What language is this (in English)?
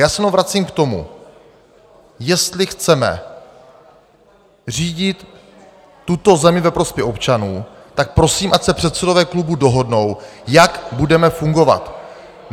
Czech